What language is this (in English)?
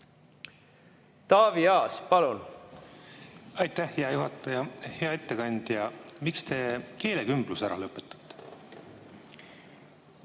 Estonian